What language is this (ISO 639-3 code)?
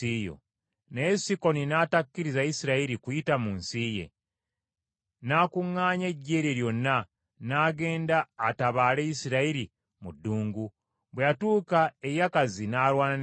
lug